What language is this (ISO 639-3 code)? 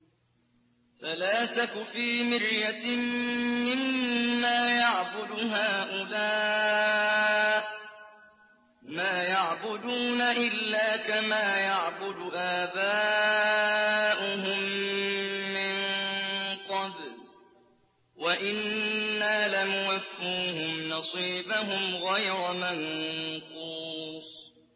ara